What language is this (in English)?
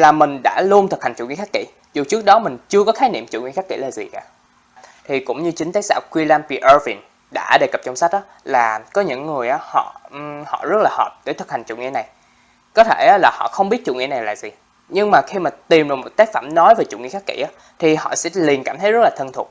Vietnamese